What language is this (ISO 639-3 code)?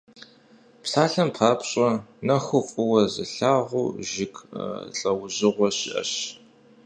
kbd